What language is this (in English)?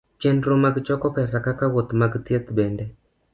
Luo (Kenya and Tanzania)